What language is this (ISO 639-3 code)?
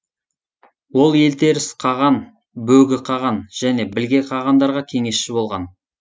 kaz